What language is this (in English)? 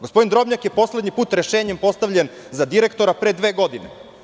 Serbian